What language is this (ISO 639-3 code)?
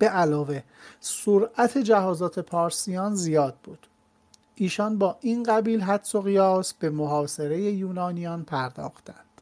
fas